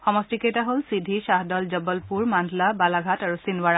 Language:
Assamese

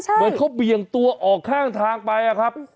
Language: Thai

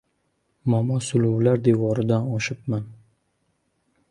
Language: Uzbek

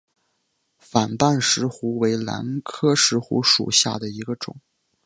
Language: Chinese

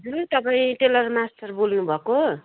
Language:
Nepali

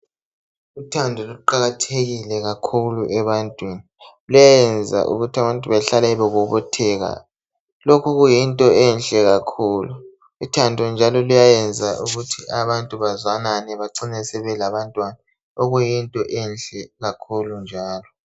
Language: North Ndebele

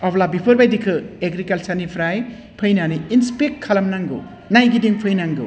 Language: Bodo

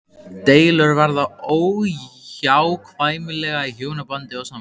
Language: Icelandic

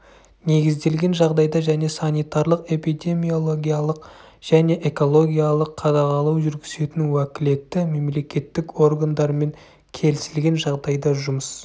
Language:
Kazakh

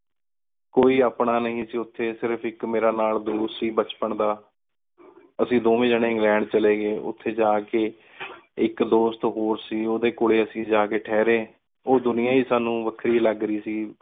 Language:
Punjabi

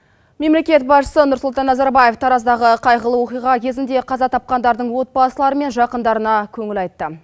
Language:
Kazakh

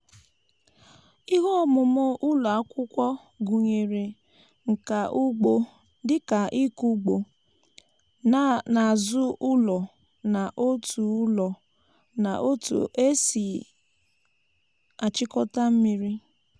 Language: Igbo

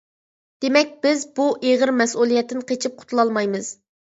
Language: Uyghur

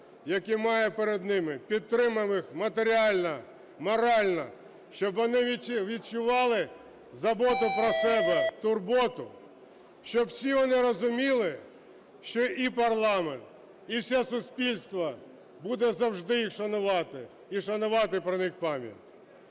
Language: Ukrainian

